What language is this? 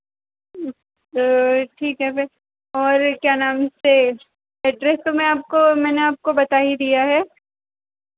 Hindi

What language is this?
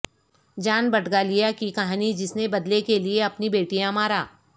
Urdu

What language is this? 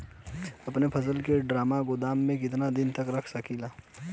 Bhojpuri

